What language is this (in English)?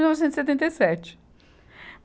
Portuguese